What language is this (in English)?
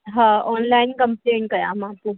Sindhi